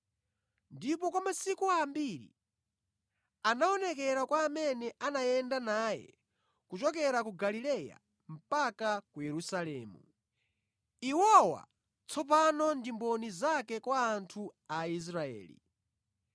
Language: Nyanja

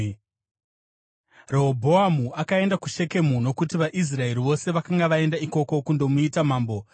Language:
Shona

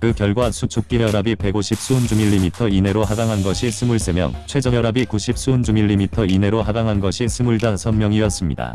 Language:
Korean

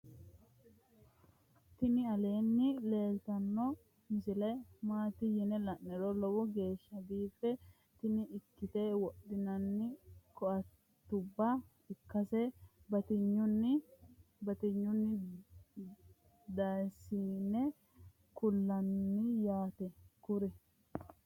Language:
Sidamo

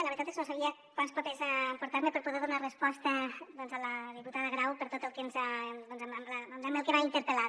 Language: Catalan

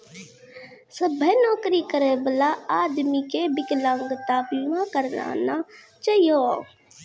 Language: Maithili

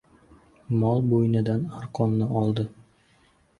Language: Uzbek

